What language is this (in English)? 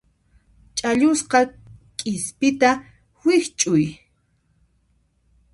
Puno Quechua